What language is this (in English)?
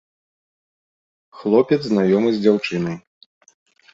Belarusian